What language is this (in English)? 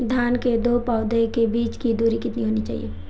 Hindi